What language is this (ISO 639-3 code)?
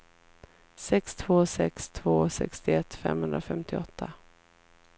swe